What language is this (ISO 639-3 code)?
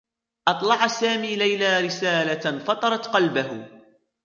ara